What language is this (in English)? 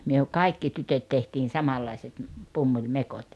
Finnish